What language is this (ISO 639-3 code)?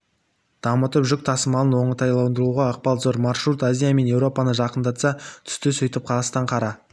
kaz